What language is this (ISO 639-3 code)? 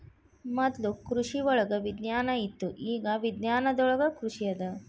kan